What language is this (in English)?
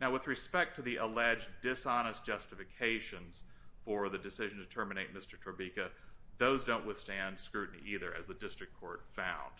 English